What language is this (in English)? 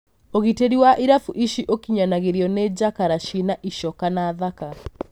Kikuyu